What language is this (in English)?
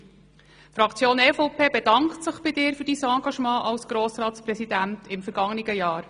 Swiss German